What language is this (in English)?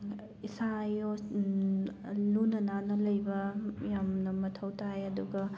Manipuri